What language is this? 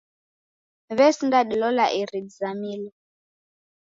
Taita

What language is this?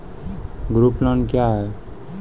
Maithili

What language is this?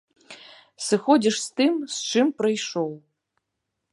Belarusian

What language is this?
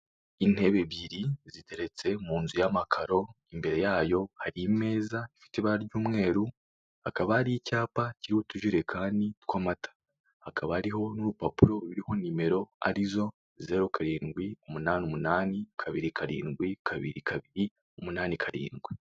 Kinyarwanda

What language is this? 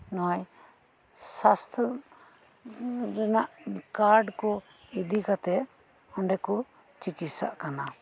Santali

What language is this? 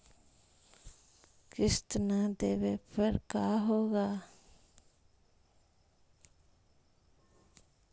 Magahi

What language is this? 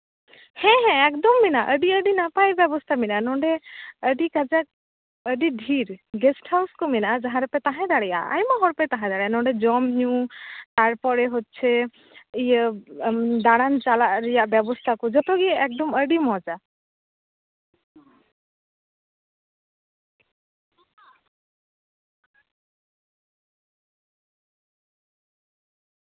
Santali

